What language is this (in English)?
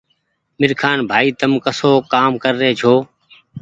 Goaria